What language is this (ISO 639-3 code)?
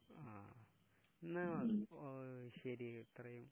mal